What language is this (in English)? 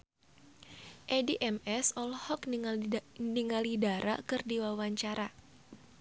Sundanese